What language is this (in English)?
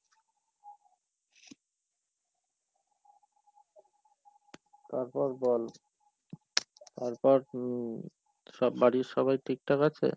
Bangla